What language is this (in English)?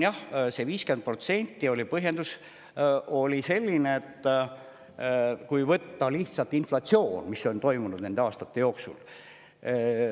Estonian